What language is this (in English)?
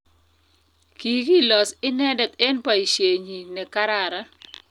Kalenjin